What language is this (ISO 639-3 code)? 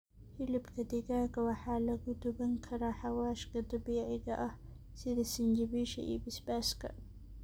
som